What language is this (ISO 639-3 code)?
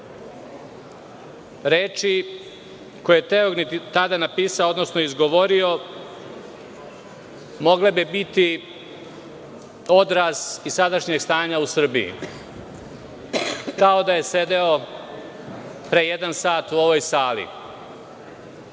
srp